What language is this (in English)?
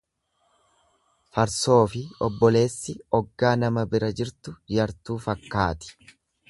Oromo